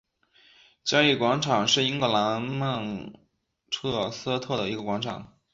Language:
Chinese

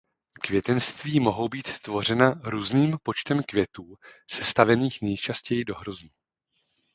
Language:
Czech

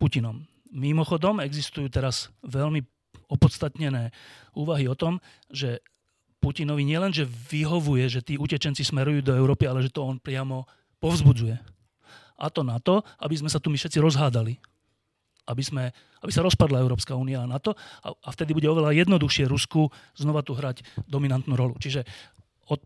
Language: Slovak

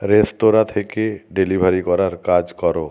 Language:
Bangla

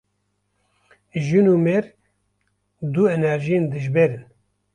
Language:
Kurdish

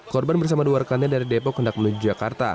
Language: Indonesian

